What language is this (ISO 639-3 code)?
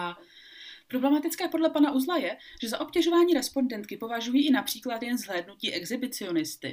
ces